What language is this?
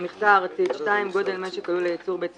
Hebrew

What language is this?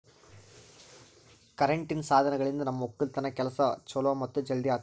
Kannada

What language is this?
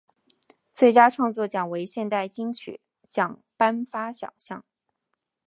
Chinese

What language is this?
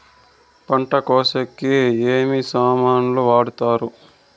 Telugu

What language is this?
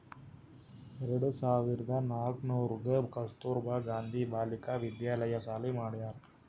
Kannada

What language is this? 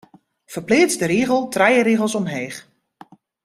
Western Frisian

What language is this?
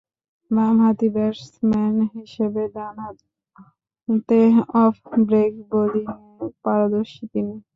Bangla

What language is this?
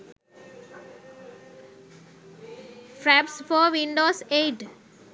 Sinhala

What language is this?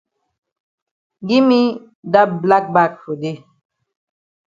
Cameroon Pidgin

